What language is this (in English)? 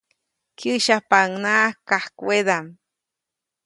Copainalá Zoque